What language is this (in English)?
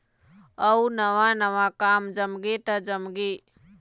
Chhattisgarhi